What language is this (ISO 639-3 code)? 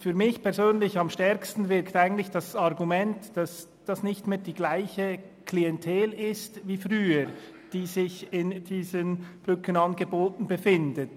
gsw